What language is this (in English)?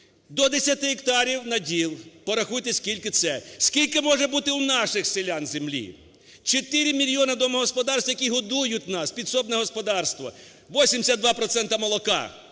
Ukrainian